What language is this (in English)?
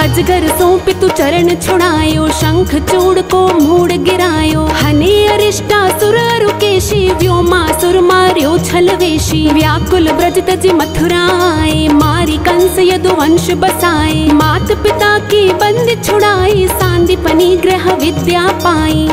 Hindi